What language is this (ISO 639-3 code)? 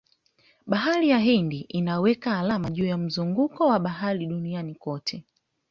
swa